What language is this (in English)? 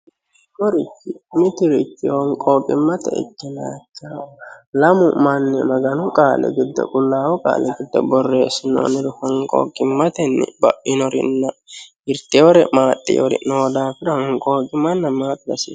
Sidamo